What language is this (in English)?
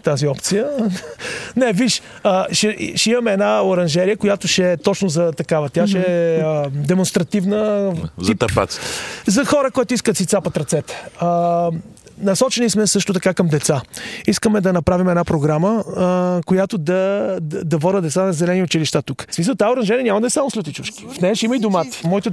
Bulgarian